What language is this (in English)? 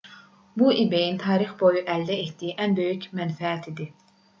Azerbaijani